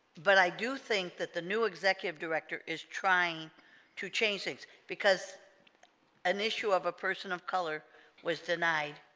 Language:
English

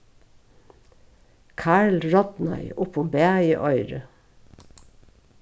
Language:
Faroese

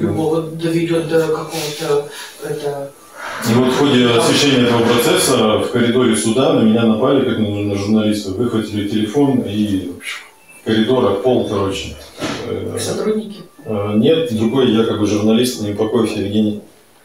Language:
Russian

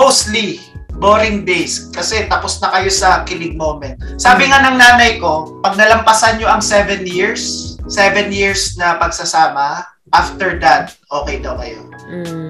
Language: Filipino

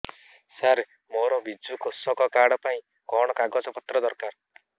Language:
Odia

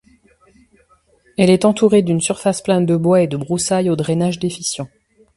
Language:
French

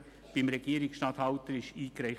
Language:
Swiss German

